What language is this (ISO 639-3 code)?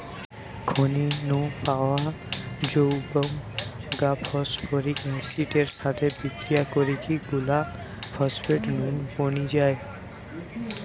ben